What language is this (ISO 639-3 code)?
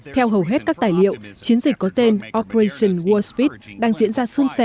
vie